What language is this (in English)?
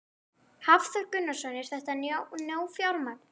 Icelandic